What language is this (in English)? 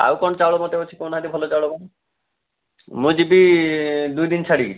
Odia